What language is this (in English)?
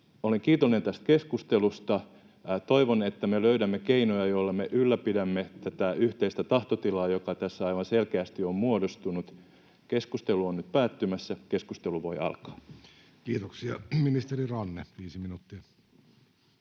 Finnish